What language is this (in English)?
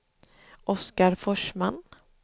Swedish